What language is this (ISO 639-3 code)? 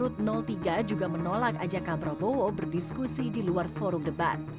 ind